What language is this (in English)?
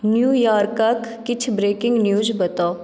Maithili